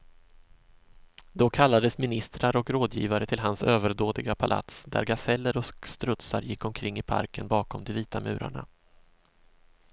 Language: Swedish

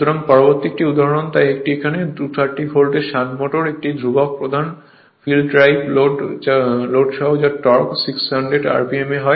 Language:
Bangla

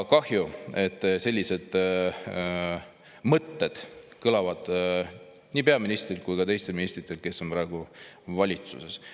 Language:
Estonian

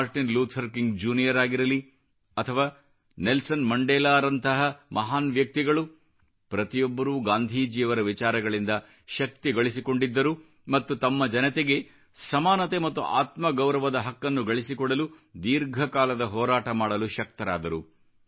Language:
Kannada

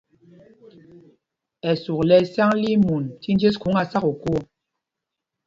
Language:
Mpumpong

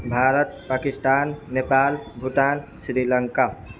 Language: Maithili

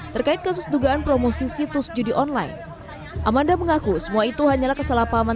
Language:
Indonesian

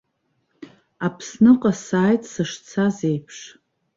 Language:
Abkhazian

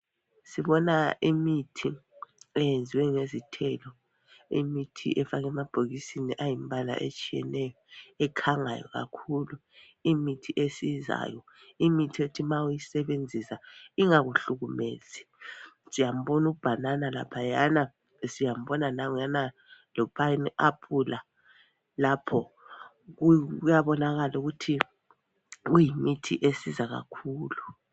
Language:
North Ndebele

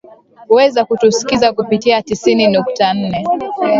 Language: Swahili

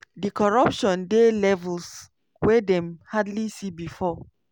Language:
Nigerian Pidgin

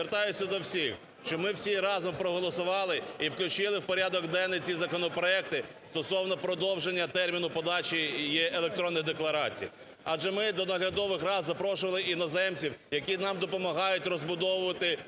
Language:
Ukrainian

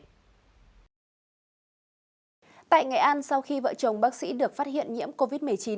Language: Vietnamese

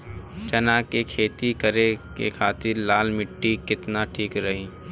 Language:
Bhojpuri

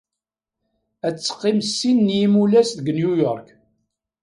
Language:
Kabyle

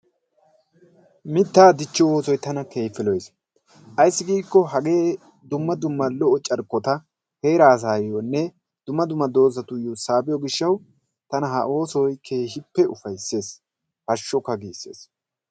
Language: Wolaytta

